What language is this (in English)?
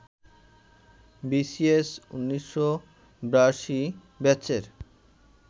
Bangla